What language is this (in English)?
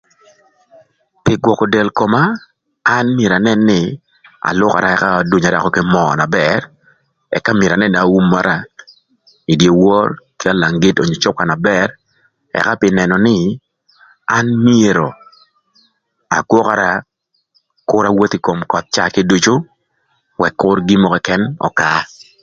Thur